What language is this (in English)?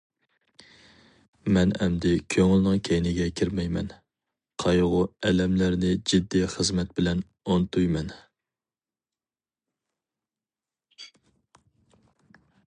Uyghur